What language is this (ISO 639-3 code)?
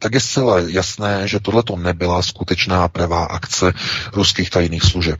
ces